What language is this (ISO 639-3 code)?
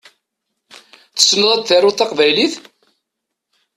kab